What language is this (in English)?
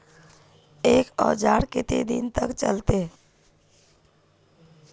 Magahi